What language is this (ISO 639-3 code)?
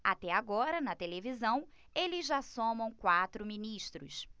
por